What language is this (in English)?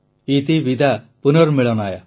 Odia